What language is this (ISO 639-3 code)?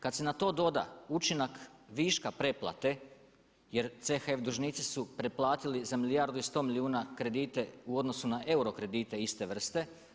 hrv